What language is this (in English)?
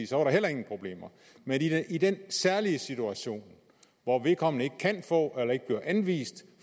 Danish